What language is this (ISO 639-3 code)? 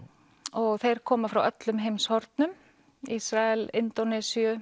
isl